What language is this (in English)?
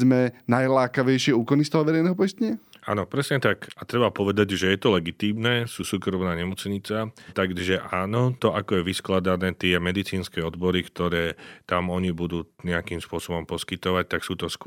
Slovak